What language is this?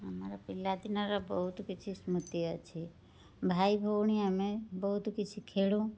Odia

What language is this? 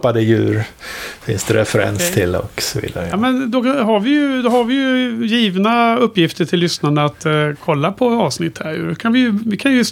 Swedish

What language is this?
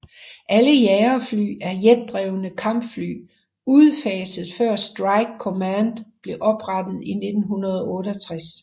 Danish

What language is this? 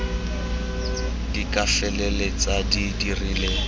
Tswana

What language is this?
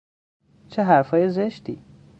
Persian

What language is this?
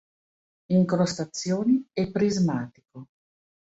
Italian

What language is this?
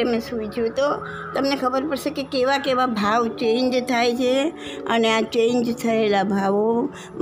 Gujarati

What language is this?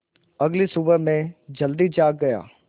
Hindi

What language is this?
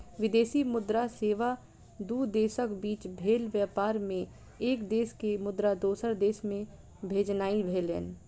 Maithili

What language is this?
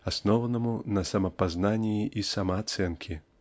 Russian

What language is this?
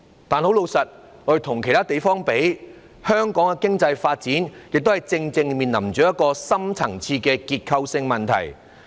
Cantonese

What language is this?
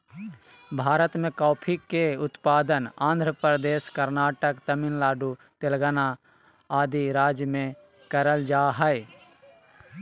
Magahi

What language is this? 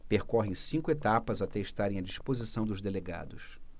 Portuguese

